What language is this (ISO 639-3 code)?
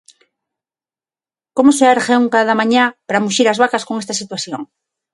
glg